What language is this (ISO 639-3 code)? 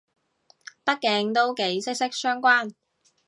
yue